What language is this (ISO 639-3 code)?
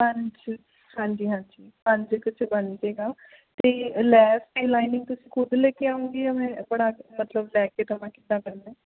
pan